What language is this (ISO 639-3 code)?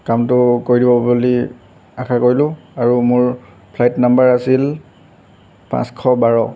asm